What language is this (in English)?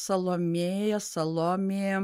Lithuanian